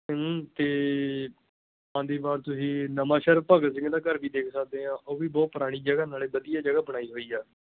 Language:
Punjabi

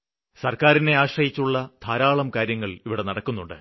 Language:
Malayalam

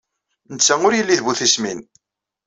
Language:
Kabyle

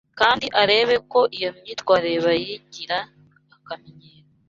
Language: Kinyarwanda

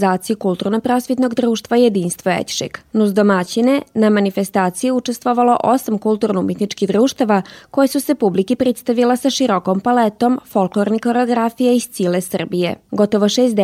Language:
Croatian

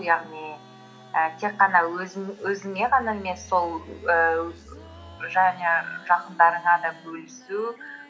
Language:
Kazakh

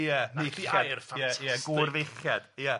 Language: Welsh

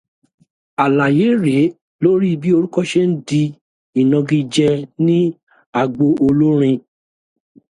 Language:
Yoruba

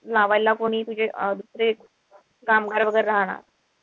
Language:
Marathi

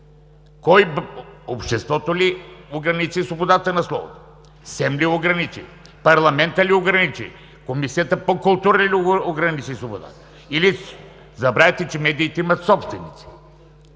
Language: Bulgarian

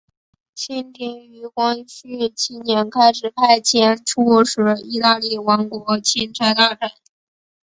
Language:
Chinese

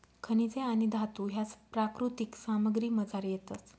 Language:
Marathi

